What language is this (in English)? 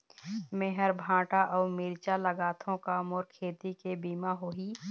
Chhattisgarhi